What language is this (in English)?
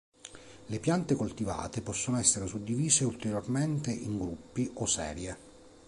Italian